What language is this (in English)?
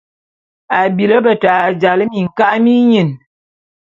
Bulu